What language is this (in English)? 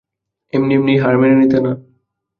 Bangla